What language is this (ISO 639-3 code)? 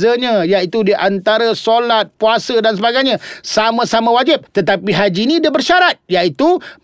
msa